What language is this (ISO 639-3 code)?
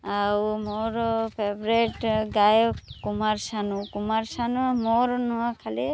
ori